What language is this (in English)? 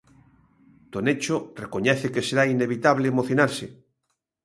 Galician